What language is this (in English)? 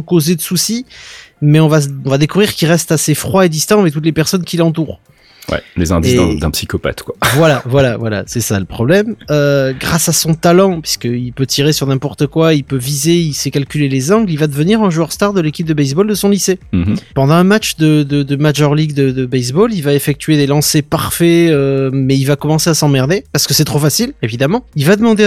French